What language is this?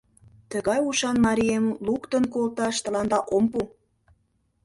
Mari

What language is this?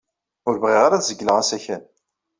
Kabyle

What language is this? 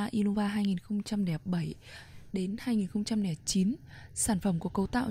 Vietnamese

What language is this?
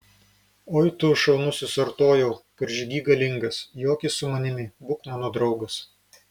Lithuanian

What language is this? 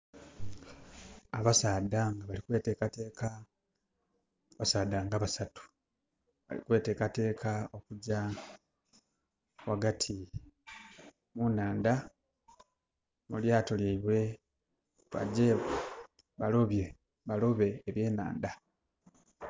Soga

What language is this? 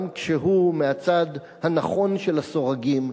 Hebrew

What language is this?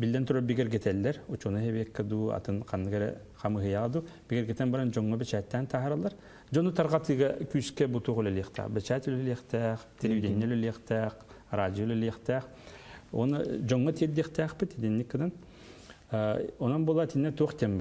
Turkish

